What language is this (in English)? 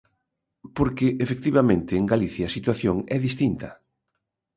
Galician